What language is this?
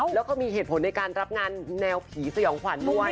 Thai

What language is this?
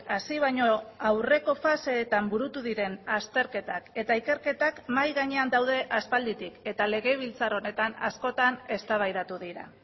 Basque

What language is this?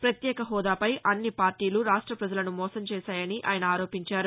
Telugu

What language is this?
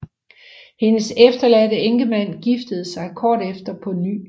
Danish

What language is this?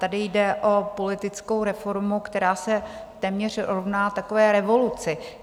Czech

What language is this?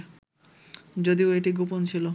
Bangla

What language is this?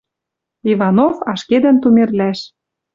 Western Mari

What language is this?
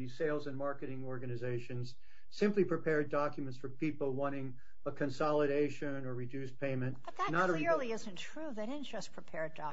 English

